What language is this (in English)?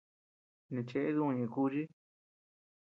Tepeuxila Cuicatec